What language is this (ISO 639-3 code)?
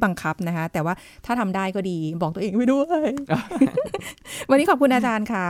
tha